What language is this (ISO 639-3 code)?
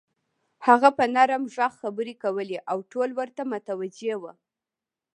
pus